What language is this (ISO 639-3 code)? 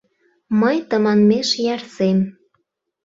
chm